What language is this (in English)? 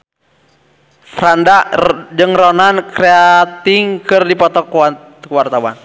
Sundanese